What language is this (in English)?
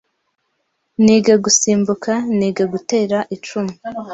Kinyarwanda